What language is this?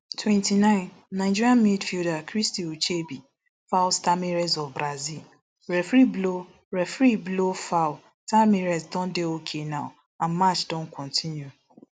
Nigerian Pidgin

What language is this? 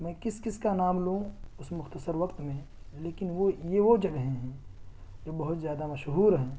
Urdu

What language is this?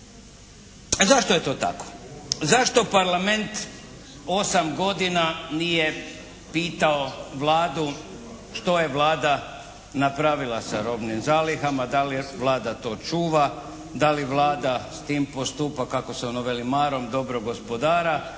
Croatian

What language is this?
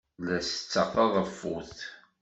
Kabyle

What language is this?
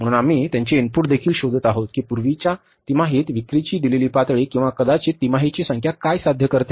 Marathi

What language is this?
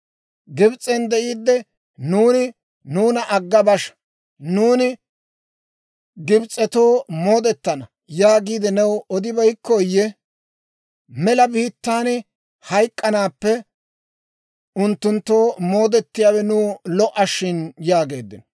Dawro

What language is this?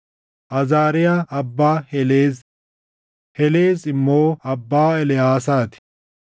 Oromo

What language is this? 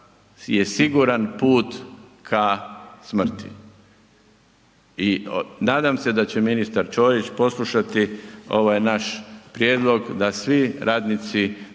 Croatian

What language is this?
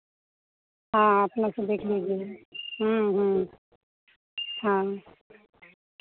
Hindi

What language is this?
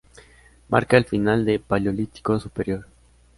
Spanish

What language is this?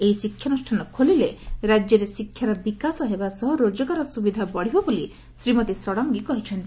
Odia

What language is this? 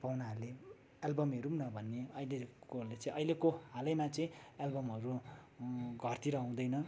Nepali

